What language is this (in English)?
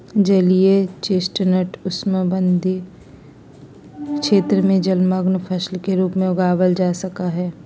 Magahi